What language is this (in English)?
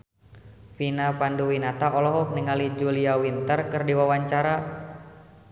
Sundanese